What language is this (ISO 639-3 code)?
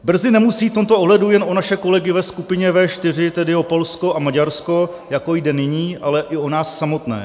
ces